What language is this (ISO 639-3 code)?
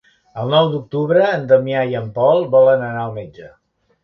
cat